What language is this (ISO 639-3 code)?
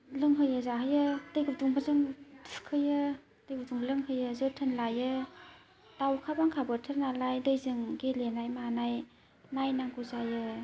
brx